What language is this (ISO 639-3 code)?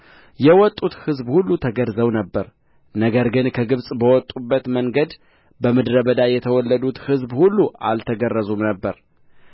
amh